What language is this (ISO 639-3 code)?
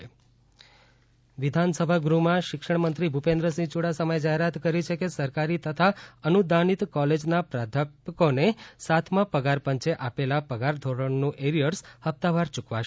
guj